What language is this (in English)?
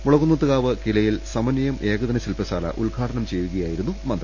Malayalam